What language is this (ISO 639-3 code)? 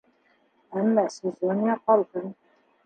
bak